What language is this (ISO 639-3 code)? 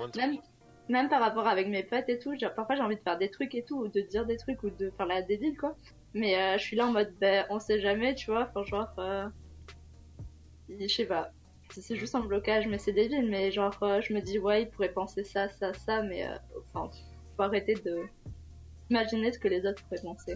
fra